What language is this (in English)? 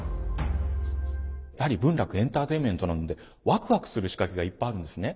Japanese